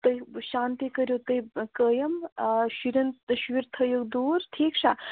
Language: Kashmiri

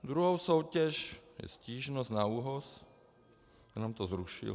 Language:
Czech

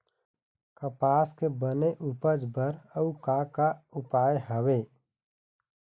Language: Chhattisgarhi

